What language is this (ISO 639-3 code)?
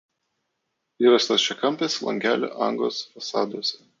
lit